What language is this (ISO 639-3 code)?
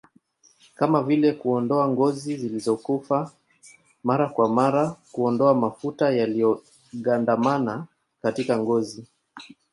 swa